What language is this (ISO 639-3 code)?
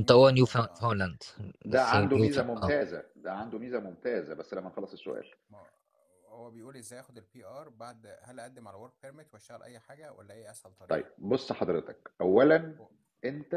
ara